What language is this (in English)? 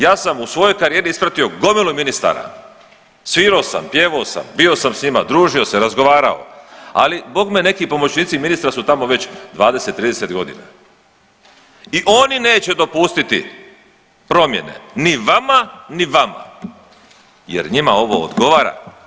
Croatian